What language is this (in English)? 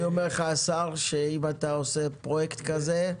Hebrew